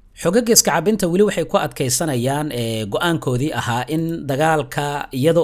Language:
Arabic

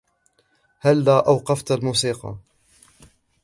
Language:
Arabic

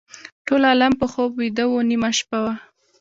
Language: Pashto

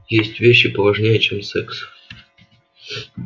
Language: Russian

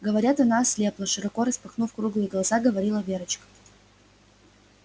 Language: Russian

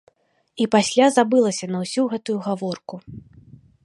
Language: Belarusian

